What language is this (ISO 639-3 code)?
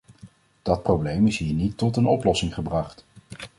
nld